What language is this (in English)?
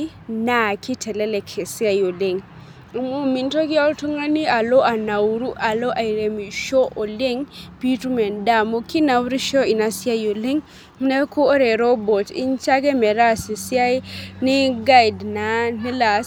Masai